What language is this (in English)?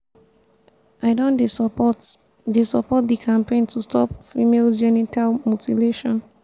Nigerian Pidgin